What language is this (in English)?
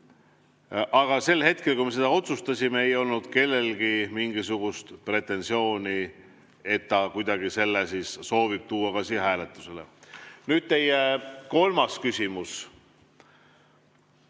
Estonian